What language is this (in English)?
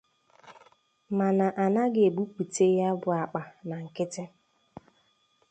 Igbo